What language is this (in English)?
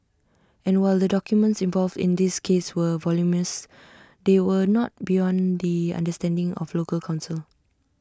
English